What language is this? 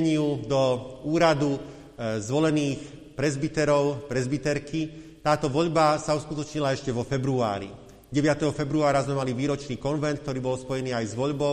Slovak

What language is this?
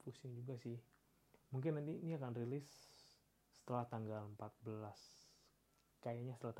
Indonesian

